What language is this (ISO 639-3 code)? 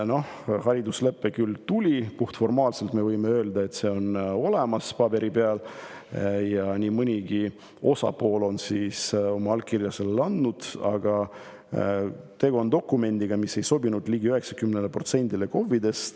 est